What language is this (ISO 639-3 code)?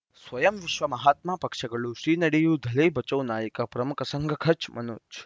kan